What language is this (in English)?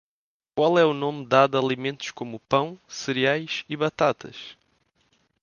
Portuguese